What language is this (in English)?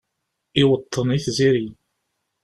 Kabyle